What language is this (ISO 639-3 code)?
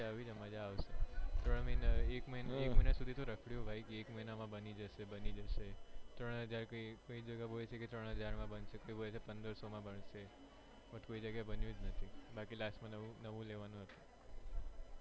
guj